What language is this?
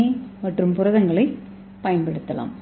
Tamil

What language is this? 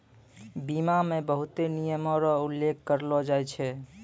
Maithili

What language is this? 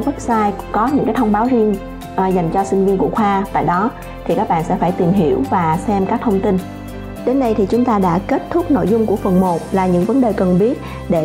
Vietnamese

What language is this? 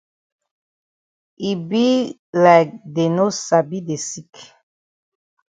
Cameroon Pidgin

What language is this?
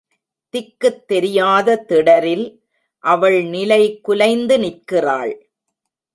Tamil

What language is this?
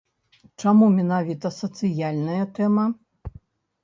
Belarusian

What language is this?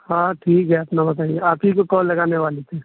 Urdu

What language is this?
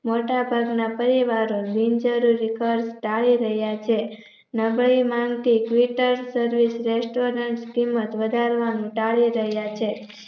Gujarati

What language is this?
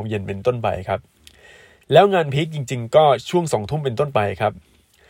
Thai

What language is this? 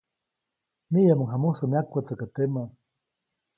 Copainalá Zoque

